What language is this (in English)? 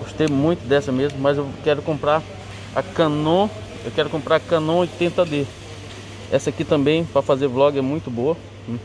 Portuguese